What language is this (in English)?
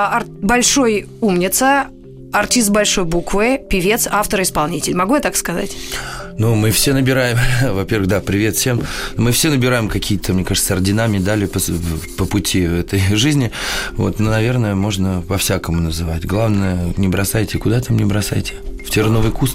Russian